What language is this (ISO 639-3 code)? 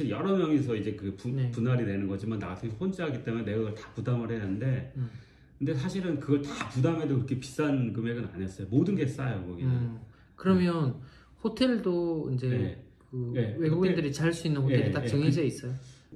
kor